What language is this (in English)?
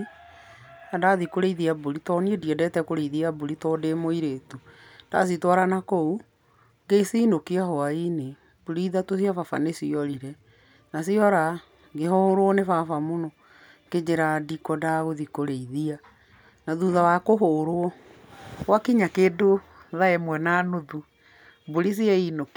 Kikuyu